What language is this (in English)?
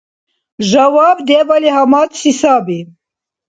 Dargwa